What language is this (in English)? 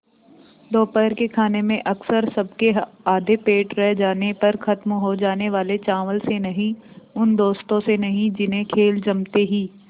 Hindi